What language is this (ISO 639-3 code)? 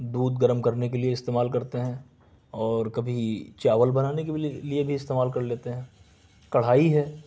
urd